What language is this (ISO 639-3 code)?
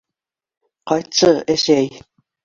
bak